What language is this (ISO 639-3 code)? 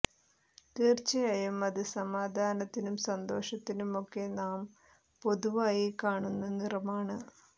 mal